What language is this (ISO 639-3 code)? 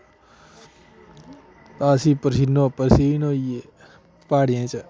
doi